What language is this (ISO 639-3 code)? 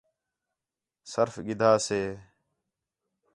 xhe